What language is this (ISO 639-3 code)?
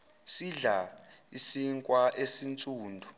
zul